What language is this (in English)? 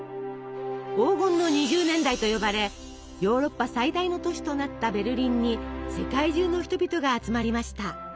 Japanese